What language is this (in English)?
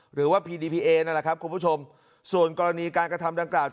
Thai